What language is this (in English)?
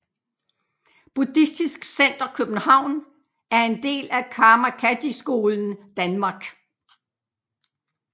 Danish